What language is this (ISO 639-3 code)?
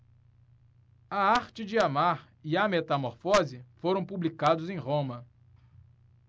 por